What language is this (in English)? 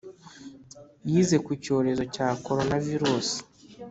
Kinyarwanda